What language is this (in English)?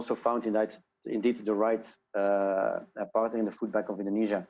Indonesian